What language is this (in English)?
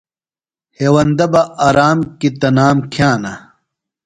Phalura